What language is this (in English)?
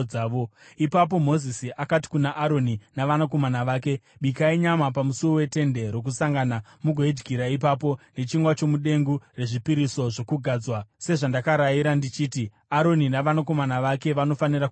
Shona